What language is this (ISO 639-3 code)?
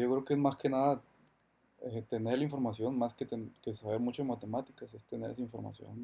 spa